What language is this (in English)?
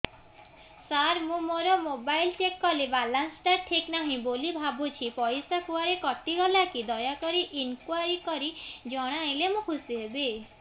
Odia